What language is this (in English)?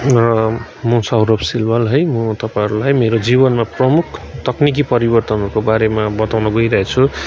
Nepali